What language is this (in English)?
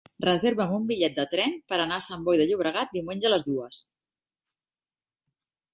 Catalan